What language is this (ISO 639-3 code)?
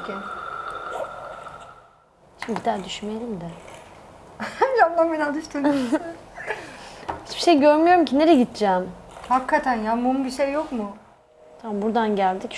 tur